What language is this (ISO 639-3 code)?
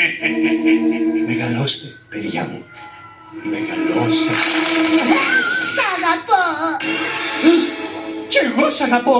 ell